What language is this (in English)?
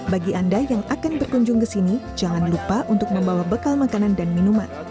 Indonesian